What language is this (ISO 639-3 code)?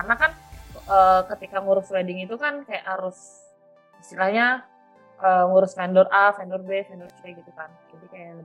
ind